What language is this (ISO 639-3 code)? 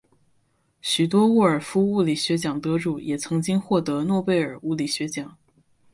zho